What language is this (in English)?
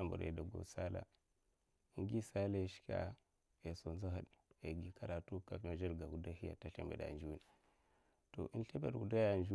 Mafa